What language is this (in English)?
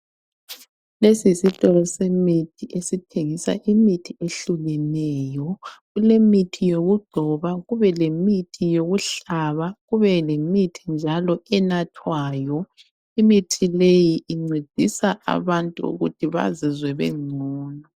North Ndebele